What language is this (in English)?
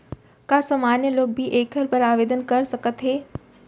Chhattisgarhi